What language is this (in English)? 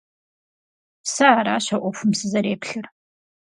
Kabardian